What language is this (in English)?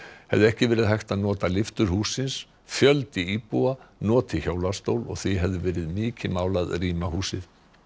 Icelandic